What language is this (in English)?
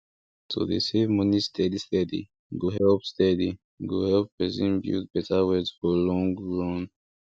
Nigerian Pidgin